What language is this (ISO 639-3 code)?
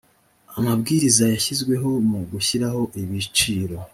kin